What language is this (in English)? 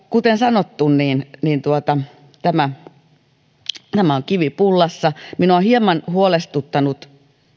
Finnish